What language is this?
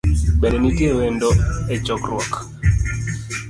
Luo (Kenya and Tanzania)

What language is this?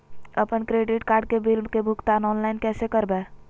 Magahi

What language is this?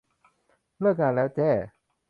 Thai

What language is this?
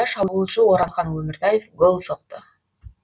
Kazakh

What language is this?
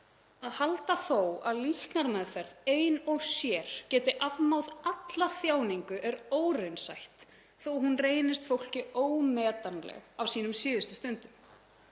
Icelandic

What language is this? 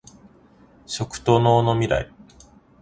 Japanese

